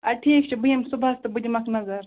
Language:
Kashmiri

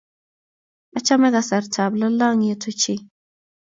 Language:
Kalenjin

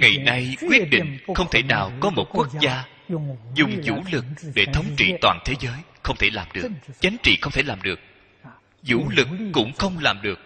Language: Vietnamese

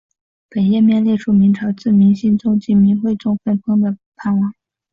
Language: Chinese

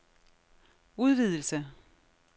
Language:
Danish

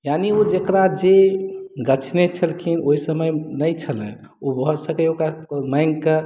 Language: Maithili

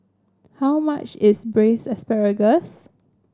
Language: English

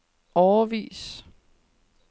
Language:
Danish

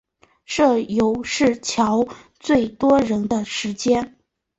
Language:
Chinese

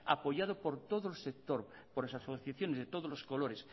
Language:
Spanish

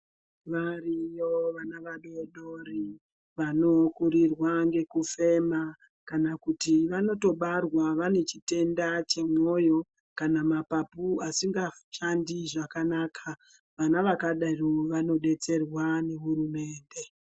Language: Ndau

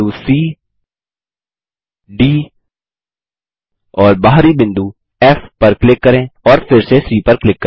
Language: Hindi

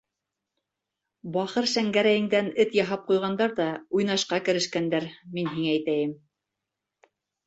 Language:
Bashkir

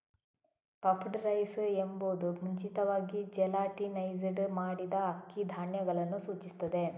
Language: Kannada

